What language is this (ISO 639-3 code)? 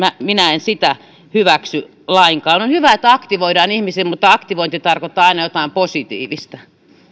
fin